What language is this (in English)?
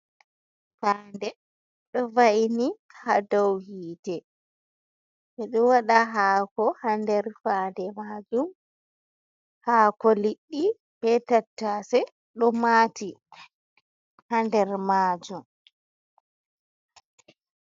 Fula